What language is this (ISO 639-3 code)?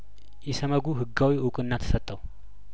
amh